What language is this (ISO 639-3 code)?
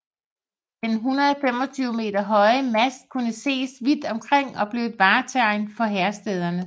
dan